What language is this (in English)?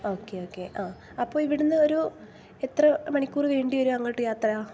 Malayalam